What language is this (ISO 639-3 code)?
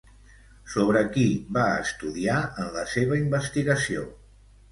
cat